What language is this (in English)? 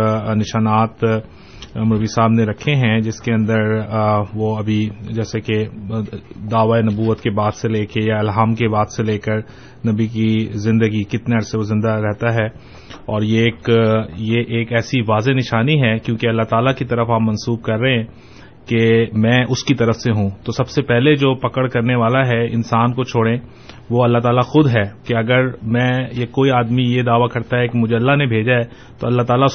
Urdu